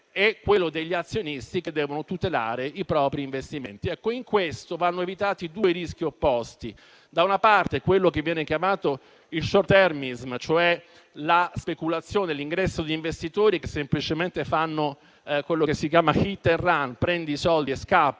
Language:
Italian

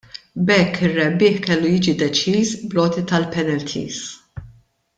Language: Maltese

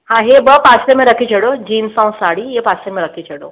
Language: Sindhi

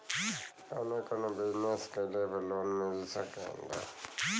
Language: Bhojpuri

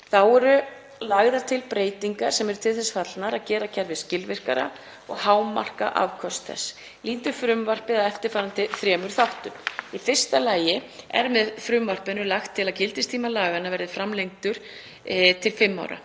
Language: Icelandic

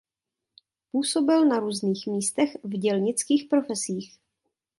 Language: Czech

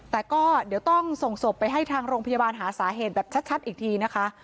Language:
Thai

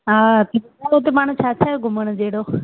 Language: Sindhi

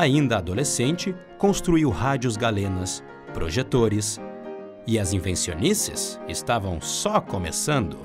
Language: Portuguese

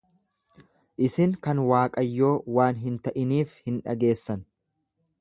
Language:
Oromo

